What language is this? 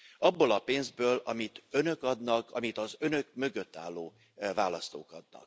Hungarian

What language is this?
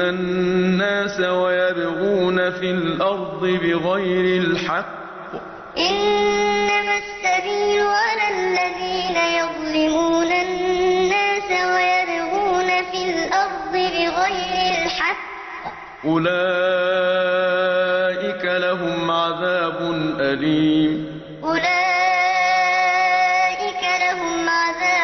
Arabic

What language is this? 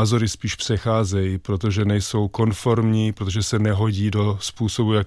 Czech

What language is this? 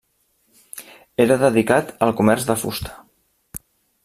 Catalan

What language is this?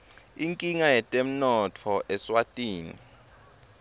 Swati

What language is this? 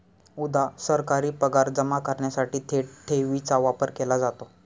Marathi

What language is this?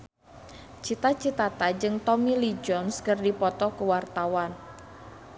Sundanese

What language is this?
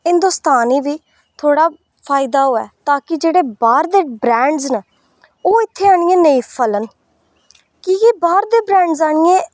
Dogri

